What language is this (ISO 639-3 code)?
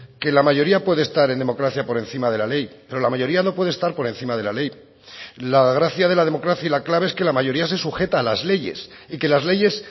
spa